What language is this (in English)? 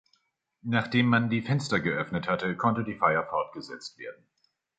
German